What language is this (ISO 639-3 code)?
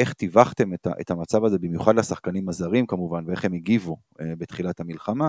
heb